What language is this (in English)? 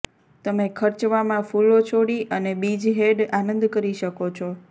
Gujarati